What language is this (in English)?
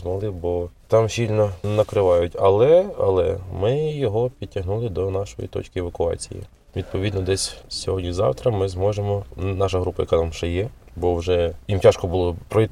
Ukrainian